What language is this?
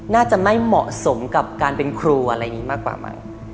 Thai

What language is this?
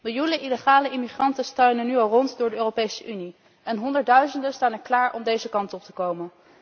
Dutch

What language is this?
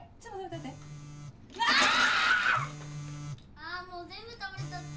Japanese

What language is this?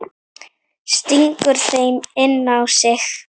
Icelandic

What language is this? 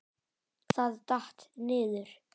Icelandic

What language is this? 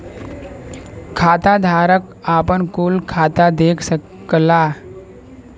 Bhojpuri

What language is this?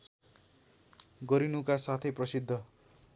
Nepali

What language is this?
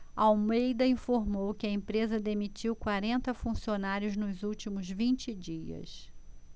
Portuguese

